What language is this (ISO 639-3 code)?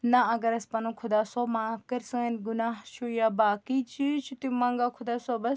kas